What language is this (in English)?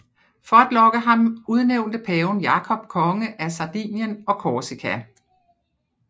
Danish